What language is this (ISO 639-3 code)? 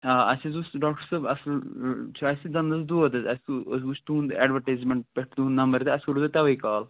kas